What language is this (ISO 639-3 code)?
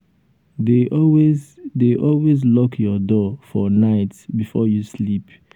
pcm